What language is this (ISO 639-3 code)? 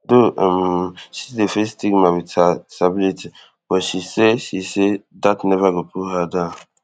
pcm